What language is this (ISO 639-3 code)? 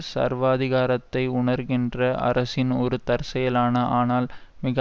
tam